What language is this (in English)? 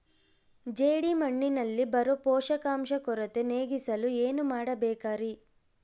Kannada